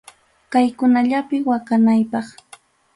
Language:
Ayacucho Quechua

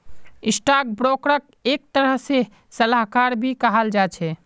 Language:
Magahi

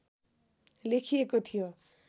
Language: Nepali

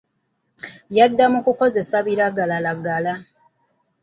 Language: Ganda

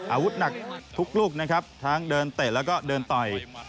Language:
Thai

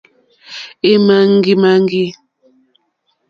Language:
Mokpwe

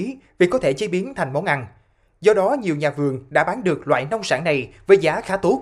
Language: Vietnamese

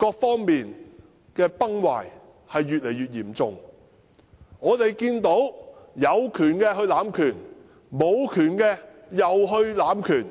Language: Cantonese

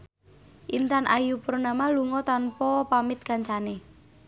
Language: Javanese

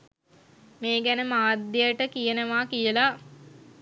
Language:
Sinhala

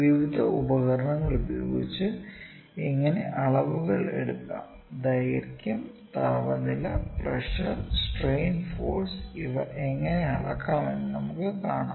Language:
Malayalam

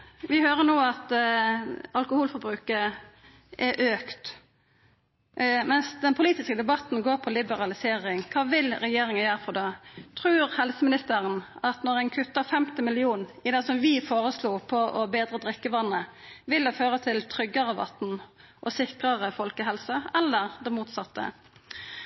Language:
Norwegian Nynorsk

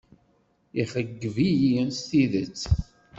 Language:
Kabyle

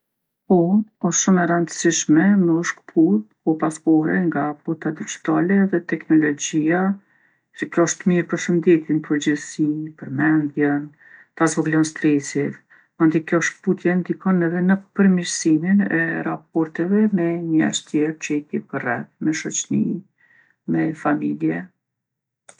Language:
Gheg Albanian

